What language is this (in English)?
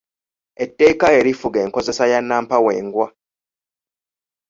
Ganda